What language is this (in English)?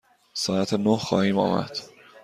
Persian